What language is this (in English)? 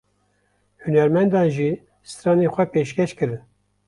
Kurdish